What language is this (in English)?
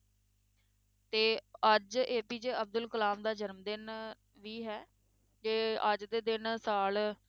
Punjabi